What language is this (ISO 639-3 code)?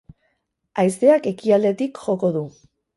eus